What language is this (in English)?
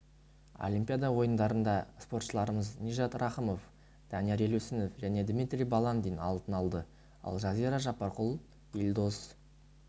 Kazakh